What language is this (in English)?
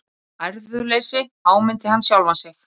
Icelandic